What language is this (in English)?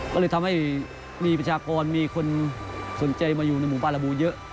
Thai